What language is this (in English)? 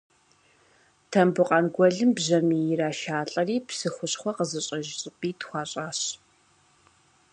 Kabardian